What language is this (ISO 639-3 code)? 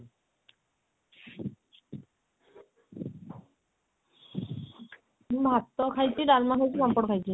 ori